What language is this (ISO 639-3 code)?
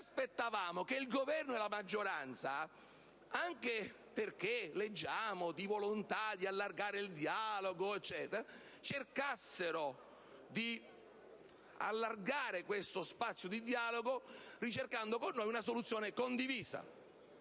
ita